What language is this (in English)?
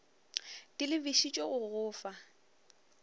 Northern Sotho